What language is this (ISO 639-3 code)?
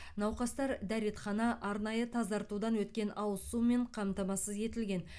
kaz